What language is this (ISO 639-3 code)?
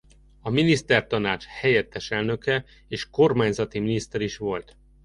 hun